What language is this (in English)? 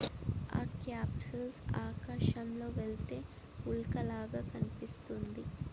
Telugu